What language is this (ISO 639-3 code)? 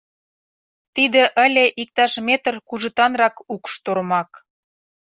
chm